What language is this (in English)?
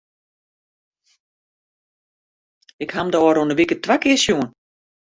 Western Frisian